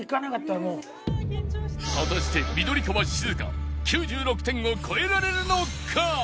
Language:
Japanese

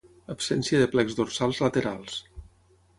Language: Catalan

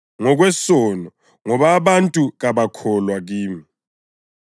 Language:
North Ndebele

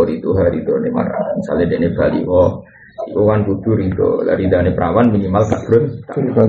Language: Malay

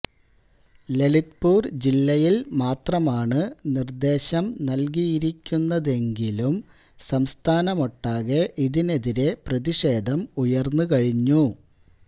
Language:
Malayalam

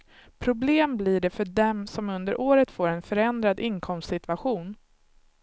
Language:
Swedish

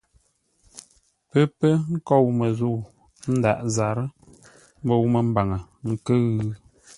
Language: Ngombale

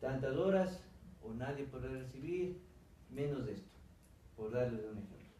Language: Spanish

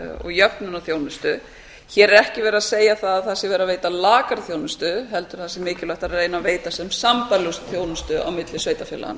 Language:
Icelandic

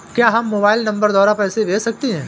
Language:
Hindi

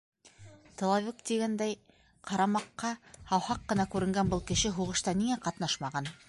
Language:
Bashkir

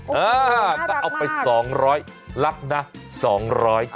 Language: Thai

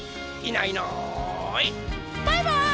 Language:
Japanese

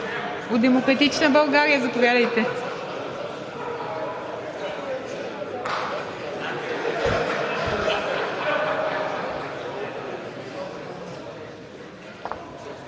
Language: Bulgarian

